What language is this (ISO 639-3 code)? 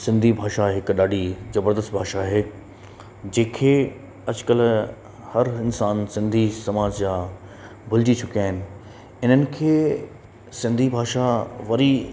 snd